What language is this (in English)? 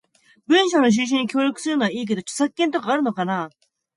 Japanese